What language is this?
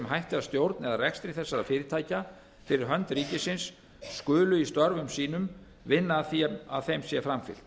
Icelandic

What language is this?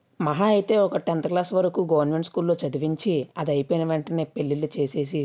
Telugu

